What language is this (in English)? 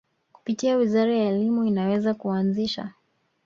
Swahili